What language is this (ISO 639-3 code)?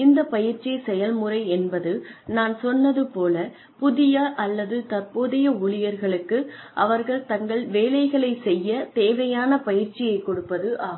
tam